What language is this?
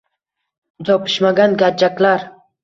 Uzbek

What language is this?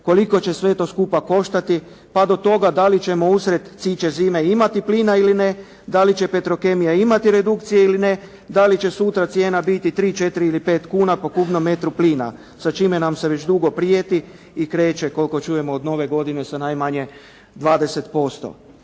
Croatian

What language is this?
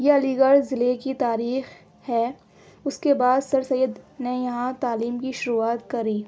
Urdu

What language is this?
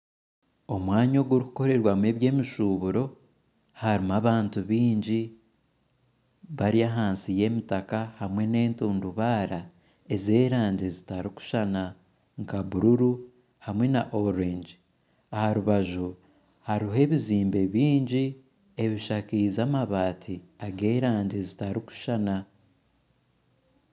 Nyankole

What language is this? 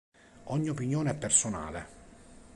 Italian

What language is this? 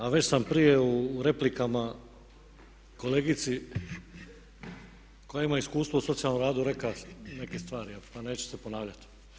Croatian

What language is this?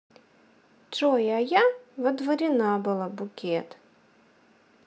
Russian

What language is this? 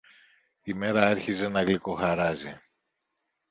Greek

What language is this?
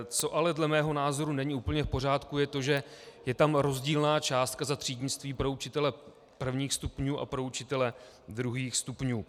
Czech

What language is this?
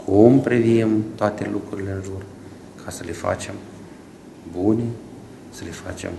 Romanian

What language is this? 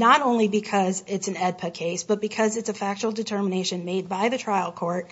English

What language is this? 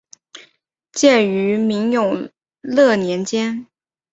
Chinese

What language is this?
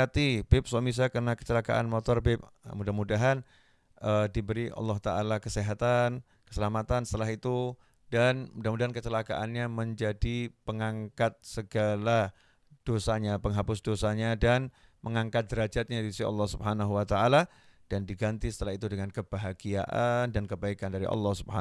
Indonesian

